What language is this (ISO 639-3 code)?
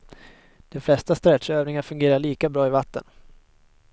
swe